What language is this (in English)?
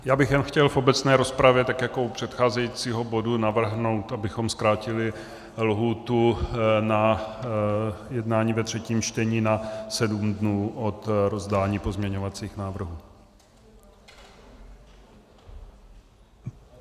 Czech